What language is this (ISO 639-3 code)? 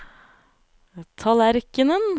nor